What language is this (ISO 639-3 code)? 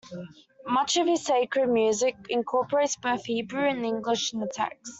eng